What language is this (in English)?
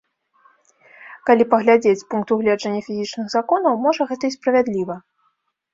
Belarusian